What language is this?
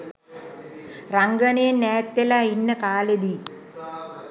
Sinhala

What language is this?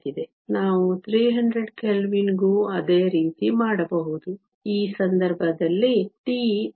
Kannada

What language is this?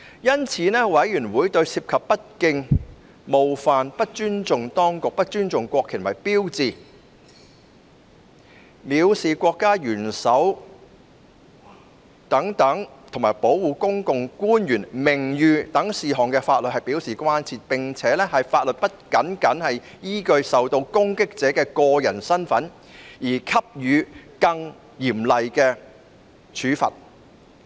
Cantonese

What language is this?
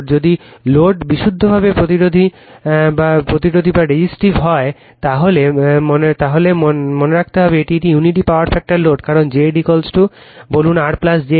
Bangla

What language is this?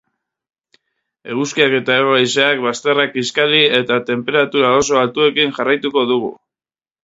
Basque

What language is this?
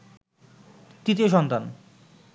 Bangla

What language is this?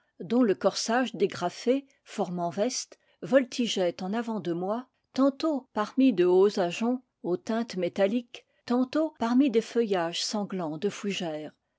French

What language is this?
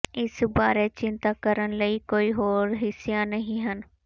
Punjabi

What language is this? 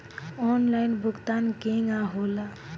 Bhojpuri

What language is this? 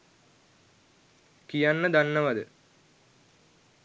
Sinhala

